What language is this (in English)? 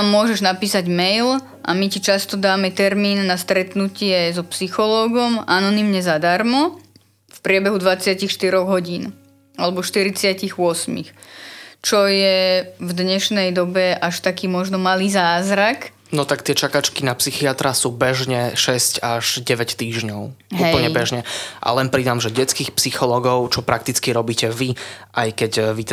Slovak